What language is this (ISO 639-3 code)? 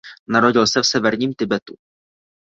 ces